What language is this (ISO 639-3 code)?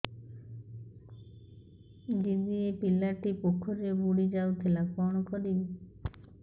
ori